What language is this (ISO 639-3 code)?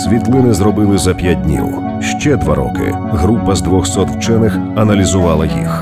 rus